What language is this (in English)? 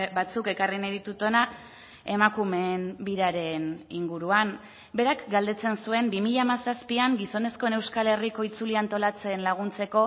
Basque